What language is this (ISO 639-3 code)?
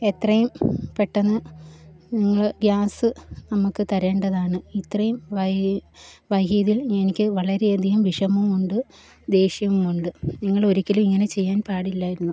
mal